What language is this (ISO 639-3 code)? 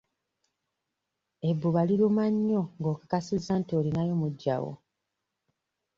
lug